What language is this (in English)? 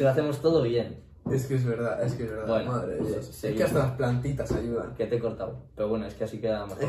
Spanish